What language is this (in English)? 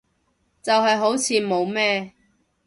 Cantonese